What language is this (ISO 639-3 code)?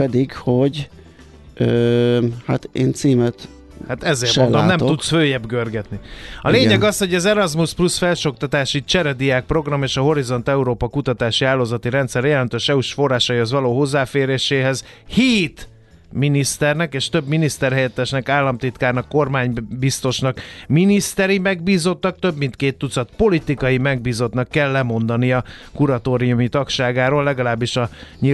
hun